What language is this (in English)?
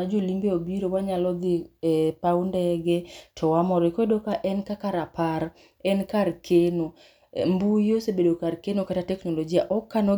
Luo (Kenya and Tanzania)